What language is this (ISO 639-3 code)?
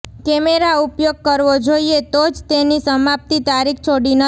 guj